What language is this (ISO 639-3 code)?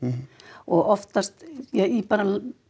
isl